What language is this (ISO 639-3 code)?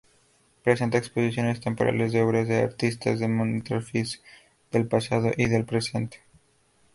spa